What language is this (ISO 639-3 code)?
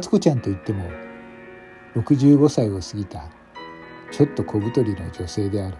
jpn